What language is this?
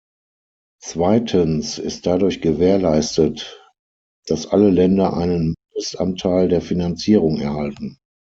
German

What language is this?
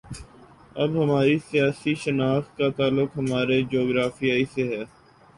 Urdu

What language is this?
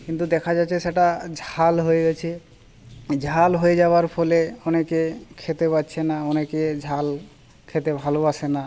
Bangla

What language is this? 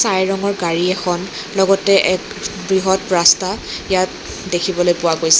Assamese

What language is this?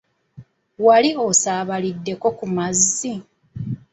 Ganda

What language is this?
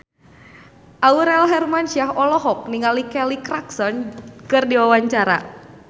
Sundanese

